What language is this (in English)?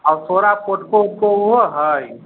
Maithili